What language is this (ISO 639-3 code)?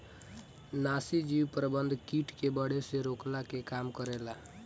bho